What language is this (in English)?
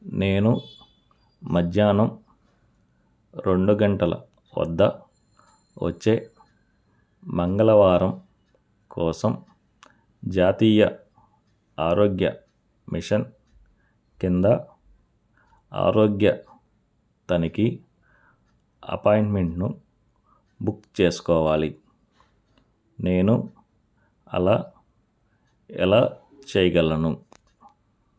Telugu